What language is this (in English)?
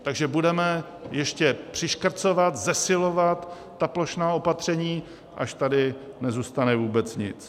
Czech